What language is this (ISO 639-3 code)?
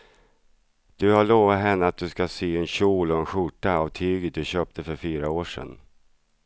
swe